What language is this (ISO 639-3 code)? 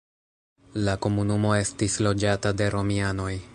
epo